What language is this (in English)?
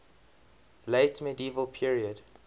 English